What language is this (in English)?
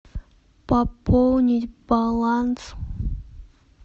Russian